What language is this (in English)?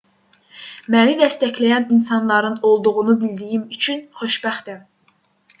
Azerbaijani